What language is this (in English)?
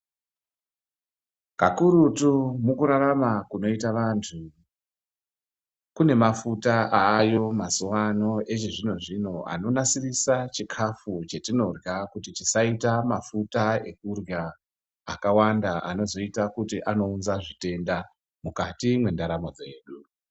Ndau